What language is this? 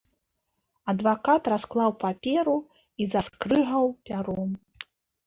Belarusian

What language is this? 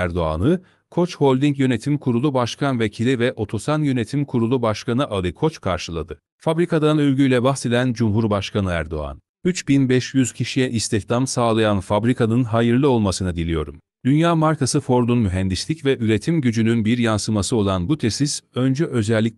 Turkish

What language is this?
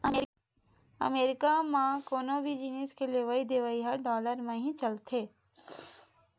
Chhattisgarhi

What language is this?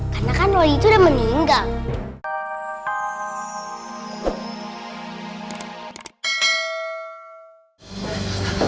Indonesian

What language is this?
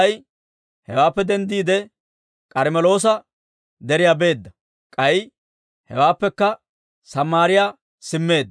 Dawro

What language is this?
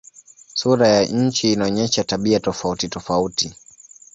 Swahili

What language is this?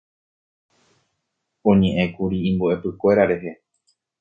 Guarani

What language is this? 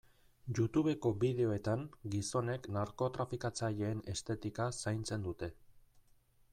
Basque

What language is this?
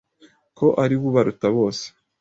Kinyarwanda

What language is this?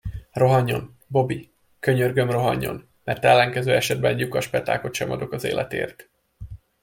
Hungarian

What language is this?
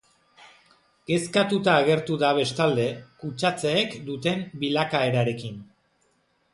Basque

